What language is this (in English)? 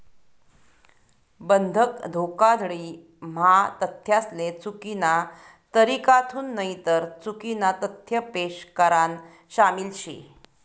Marathi